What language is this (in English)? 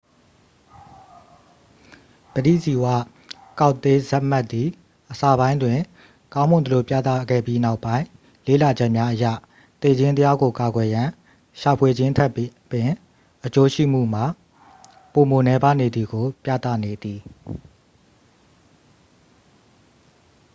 Burmese